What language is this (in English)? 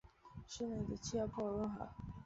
Chinese